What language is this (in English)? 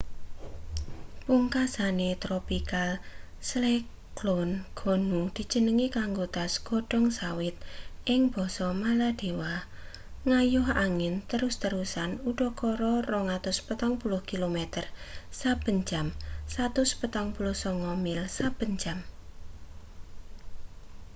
Javanese